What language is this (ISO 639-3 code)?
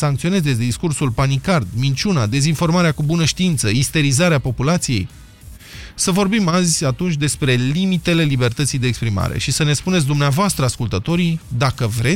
ron